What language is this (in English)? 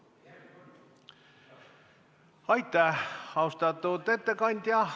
Estonian